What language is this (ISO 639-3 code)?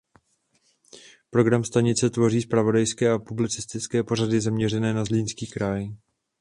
ces